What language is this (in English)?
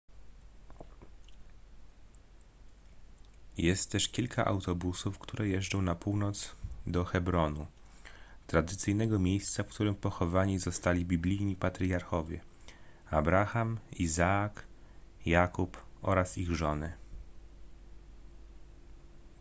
Polish